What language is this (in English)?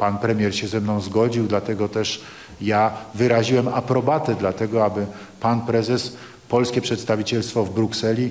Polish